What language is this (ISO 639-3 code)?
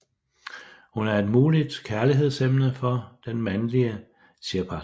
dan